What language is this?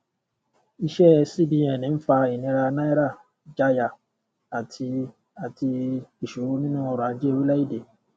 Yoruba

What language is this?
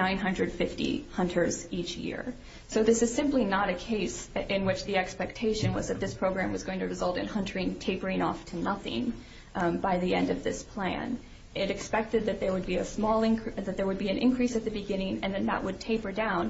English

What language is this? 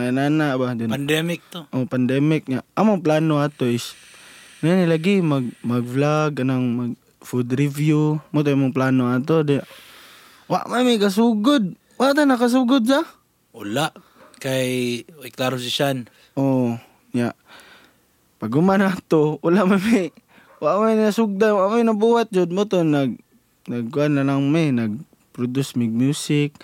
Filipino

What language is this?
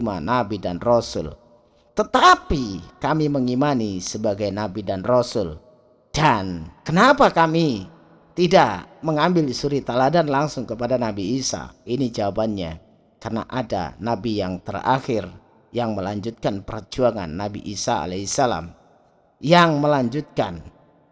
Indonesian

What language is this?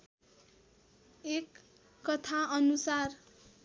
Nepali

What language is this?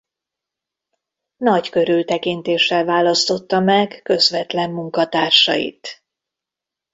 Hungarian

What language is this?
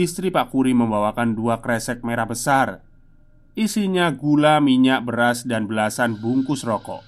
Indonesian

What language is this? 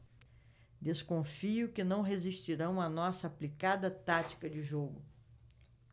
Portuguese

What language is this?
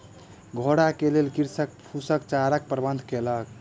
Maithili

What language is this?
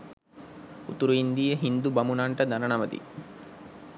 Sinhala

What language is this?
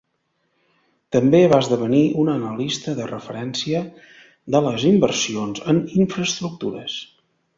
Catalan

